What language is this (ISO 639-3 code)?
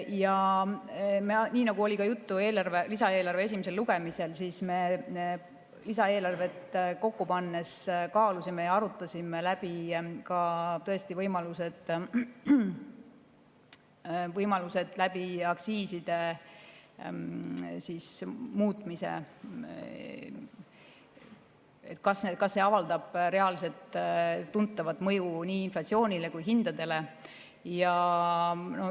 est